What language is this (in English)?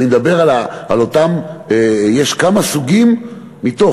Hebrew